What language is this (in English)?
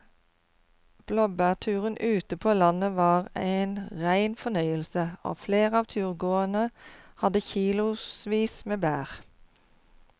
Norwegian